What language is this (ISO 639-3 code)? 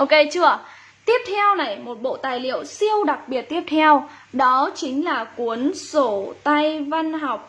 vie